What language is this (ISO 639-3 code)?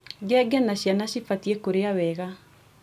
kik